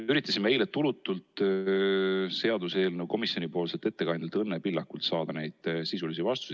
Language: Estonian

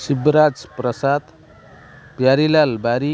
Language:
Odia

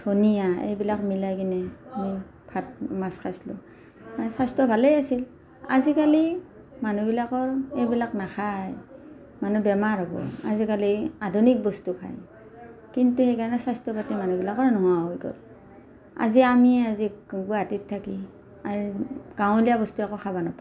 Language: Assamese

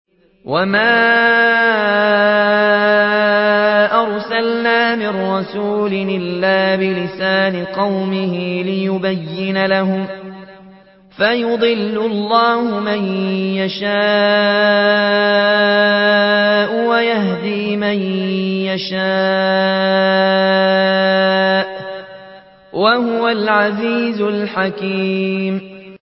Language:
Arabic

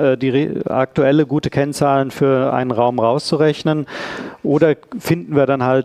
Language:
German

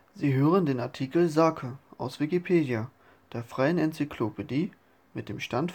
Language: German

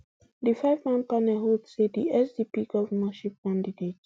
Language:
Nigerian Pidgin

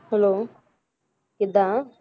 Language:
Punjabi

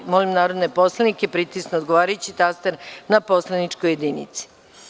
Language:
Serbian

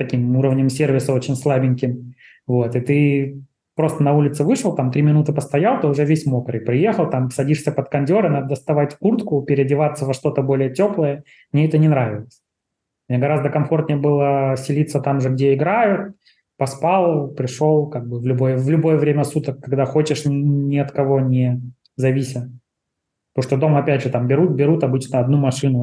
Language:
Russian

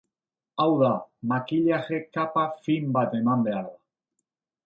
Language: Basque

